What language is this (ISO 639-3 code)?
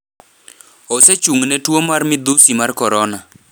luo